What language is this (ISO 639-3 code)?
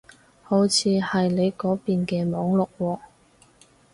yue